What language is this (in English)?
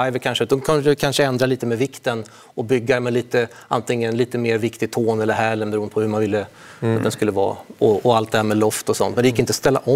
Swedish